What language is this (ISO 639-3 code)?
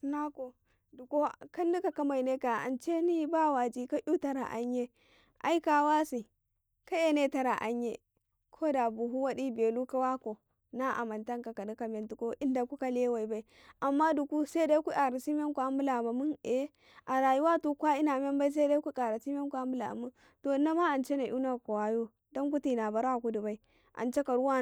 kai